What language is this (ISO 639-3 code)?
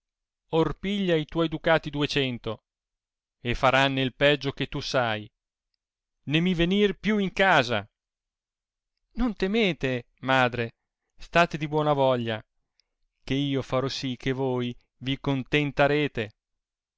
ita